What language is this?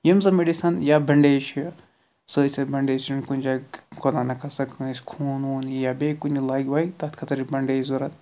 Kashmiri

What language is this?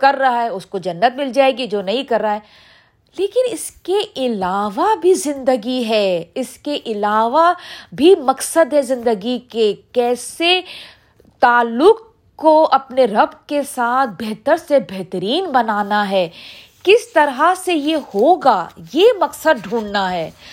Urdu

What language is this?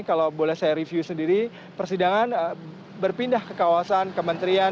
Indonesian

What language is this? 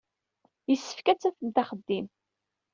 Kabyle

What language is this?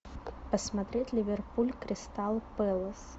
Russian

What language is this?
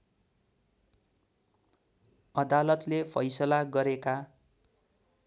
Nepali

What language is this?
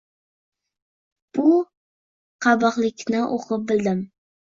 Uzbek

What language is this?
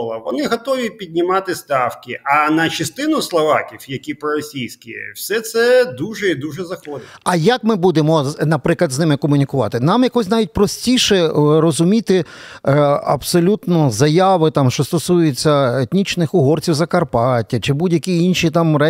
Ukrainian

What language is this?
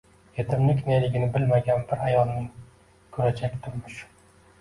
Uzbek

